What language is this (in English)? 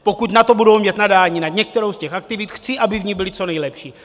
Czech